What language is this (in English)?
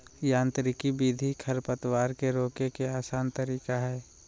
Magahi